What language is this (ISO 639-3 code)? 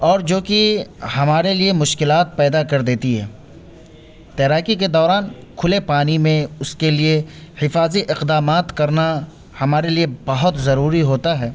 urd